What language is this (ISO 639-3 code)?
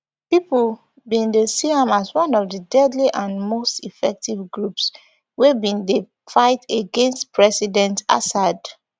pcm